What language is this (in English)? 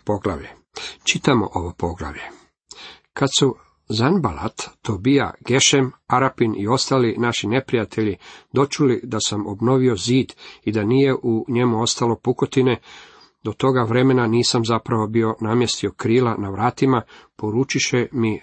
Croatian